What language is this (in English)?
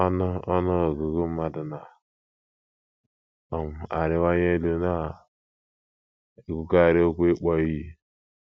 Igbo